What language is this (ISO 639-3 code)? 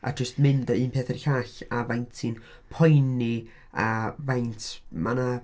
cym